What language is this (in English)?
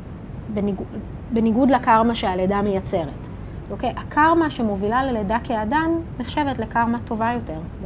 Hebrew